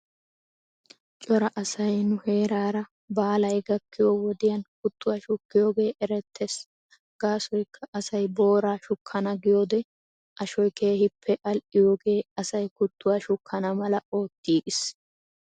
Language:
Wolaytta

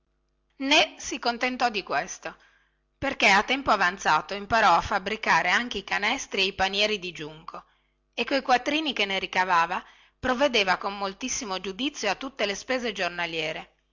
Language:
Italian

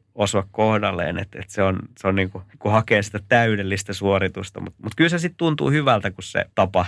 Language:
Finnish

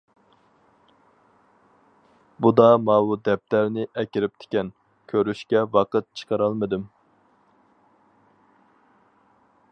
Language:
Uyghur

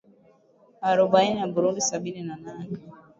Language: Swahili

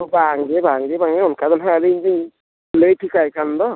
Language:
Santali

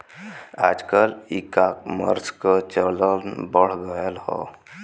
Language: Bhojpuri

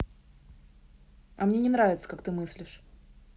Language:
Russian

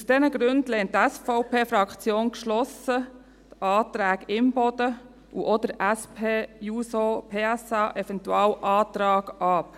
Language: Swiss German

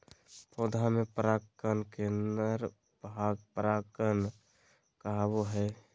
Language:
Magahi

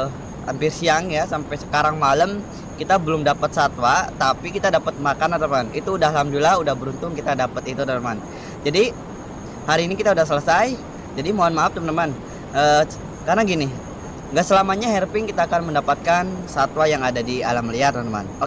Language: Indonesian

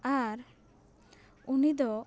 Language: Santali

